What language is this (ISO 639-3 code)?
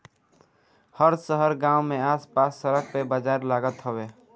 bho